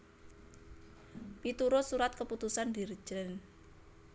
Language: Javanese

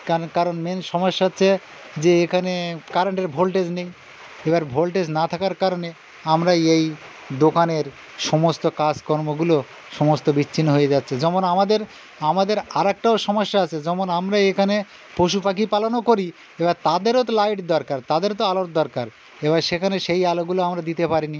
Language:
Bangla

